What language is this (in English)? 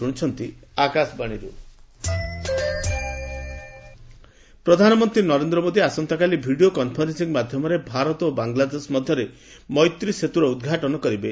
Odia